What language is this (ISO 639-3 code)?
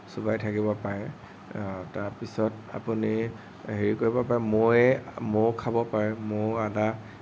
asm